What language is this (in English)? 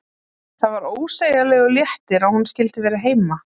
Icelandic